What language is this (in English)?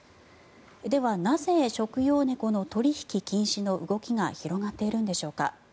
Japanese